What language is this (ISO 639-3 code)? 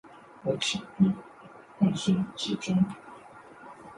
zho